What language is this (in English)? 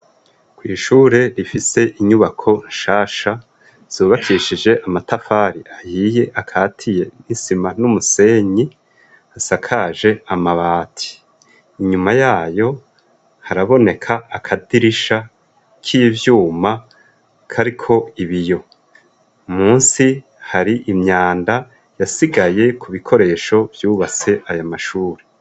Rundi